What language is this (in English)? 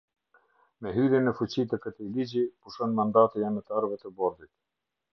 Albanian